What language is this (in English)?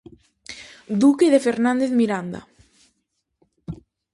Galician